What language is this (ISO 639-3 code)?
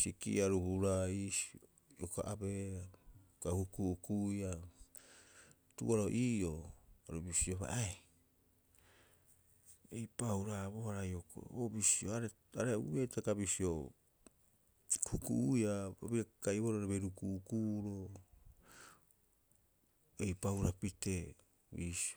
kyx